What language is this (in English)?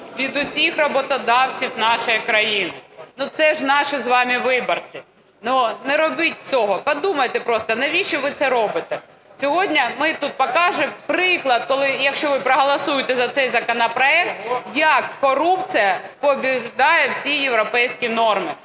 Ukrainian